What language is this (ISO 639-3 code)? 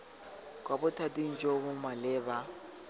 tsn